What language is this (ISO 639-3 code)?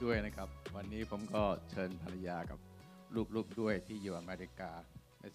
tha